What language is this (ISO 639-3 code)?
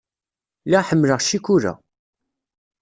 kab